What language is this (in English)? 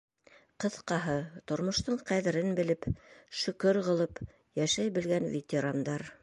Bashkir